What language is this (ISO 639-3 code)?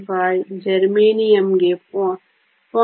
kan